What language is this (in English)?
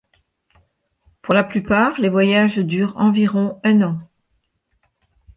French